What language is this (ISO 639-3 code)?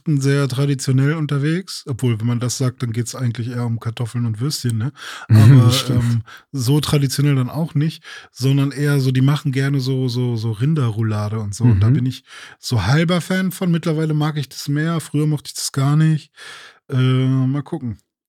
deu